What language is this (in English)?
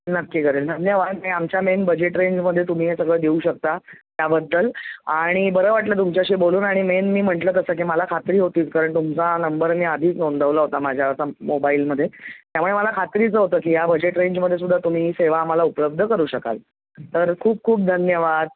Marathi